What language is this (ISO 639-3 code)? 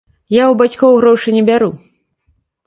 bel